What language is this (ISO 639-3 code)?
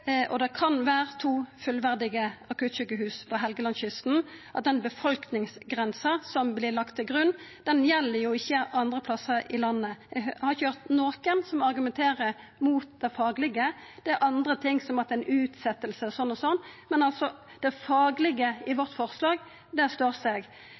nno